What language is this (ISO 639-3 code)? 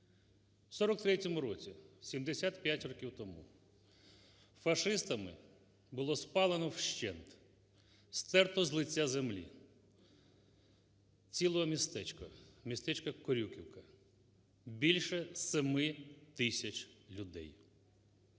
ukr